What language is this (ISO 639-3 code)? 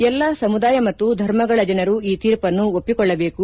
kan